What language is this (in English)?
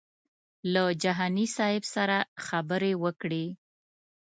Pashto